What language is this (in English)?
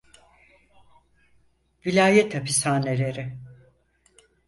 Turkish